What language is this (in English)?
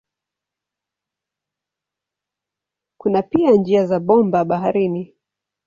Swahili